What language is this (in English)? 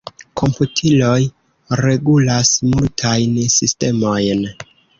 Esperanto